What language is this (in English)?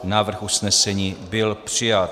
Czech